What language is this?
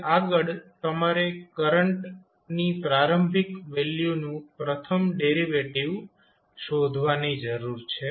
Gujarati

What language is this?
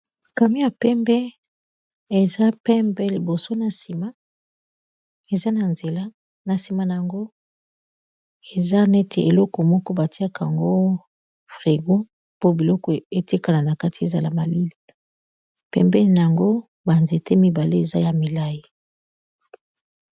Lingala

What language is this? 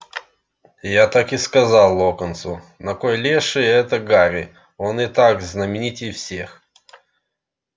Russian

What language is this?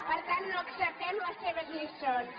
Catalan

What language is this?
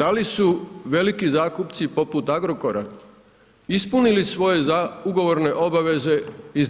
Croatian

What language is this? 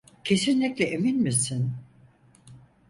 Turkish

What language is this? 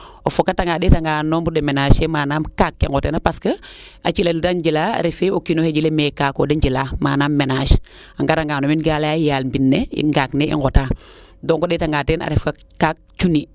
Serer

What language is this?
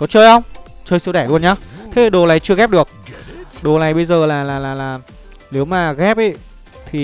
Vietnamese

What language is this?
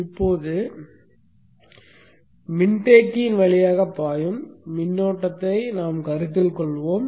Tamil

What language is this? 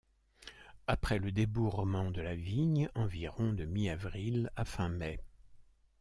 French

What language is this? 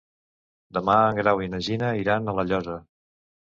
Catalan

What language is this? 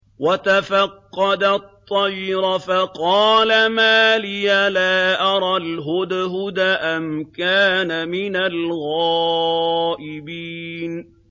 Arabic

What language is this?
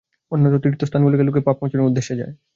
Bangla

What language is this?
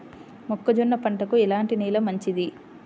Telugu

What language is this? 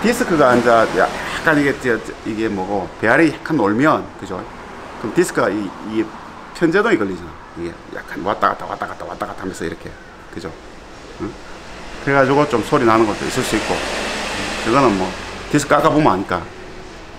Korean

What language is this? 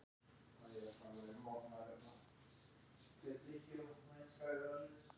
Icelandic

